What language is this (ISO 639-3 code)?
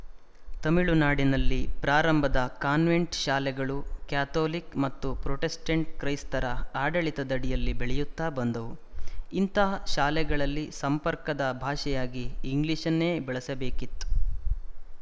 kan